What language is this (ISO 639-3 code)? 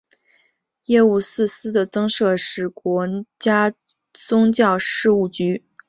zho